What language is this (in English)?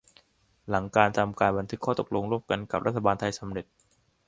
Thai